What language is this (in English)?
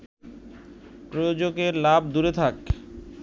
Bangla